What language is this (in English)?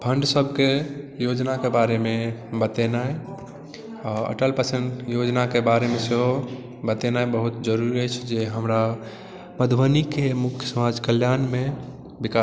Maithili